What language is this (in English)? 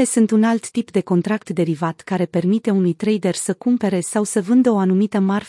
Romanian